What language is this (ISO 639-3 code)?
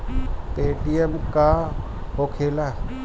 bho